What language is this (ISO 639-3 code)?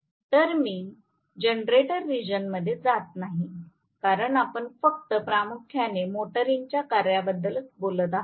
mar